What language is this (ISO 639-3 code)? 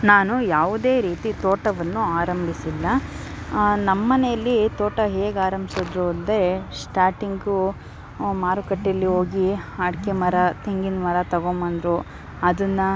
kan